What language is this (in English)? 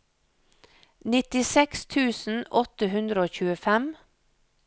Norwegian